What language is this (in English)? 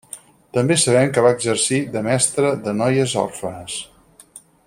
Catalan